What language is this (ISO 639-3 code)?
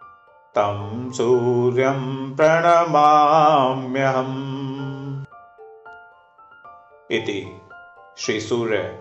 hin